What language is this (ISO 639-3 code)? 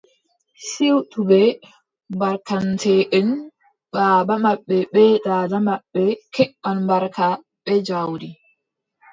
fub